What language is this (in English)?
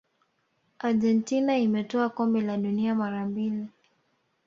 Swahili